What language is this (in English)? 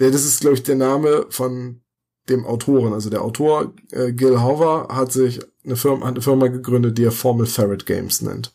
German